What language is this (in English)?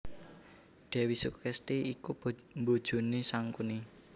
Javanese